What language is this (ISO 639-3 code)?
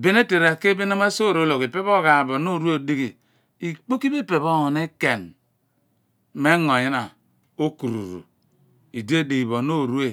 abn